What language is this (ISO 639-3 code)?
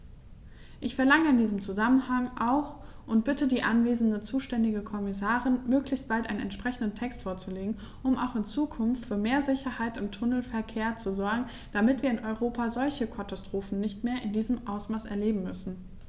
deu